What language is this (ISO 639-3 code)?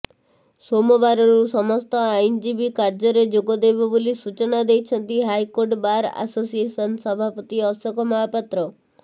ori